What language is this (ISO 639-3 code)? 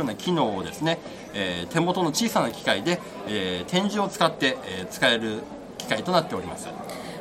jpn